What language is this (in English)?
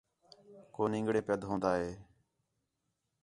Khetrani